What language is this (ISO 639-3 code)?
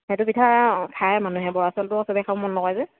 asm